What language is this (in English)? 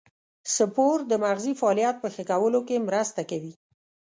Pashto